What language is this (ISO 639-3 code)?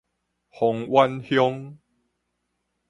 nan